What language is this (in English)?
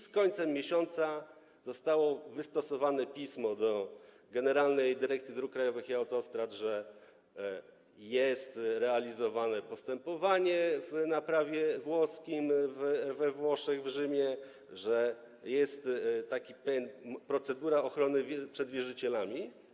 Polish